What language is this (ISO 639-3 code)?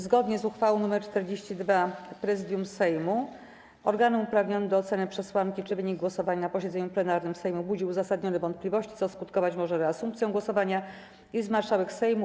pol